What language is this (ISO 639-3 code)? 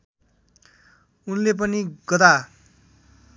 nep